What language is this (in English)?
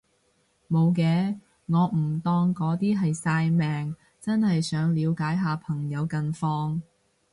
Cantonese